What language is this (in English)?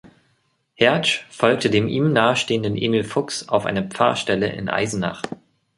German